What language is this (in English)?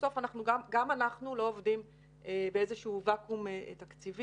Hebrew